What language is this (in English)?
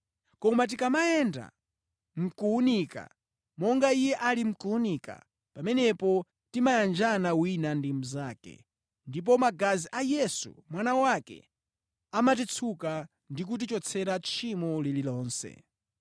Nyanja